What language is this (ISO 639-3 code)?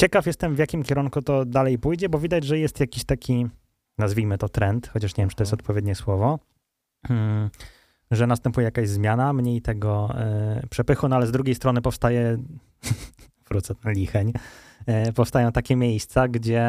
pol